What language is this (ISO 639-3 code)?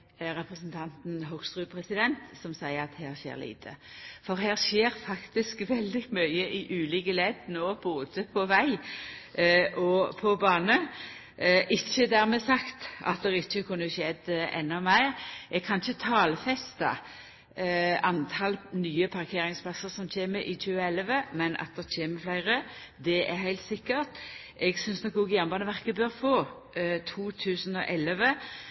nno